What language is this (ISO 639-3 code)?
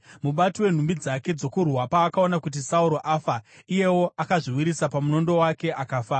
sna